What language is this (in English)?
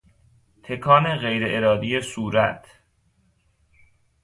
Persian